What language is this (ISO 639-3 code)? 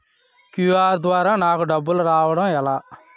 tel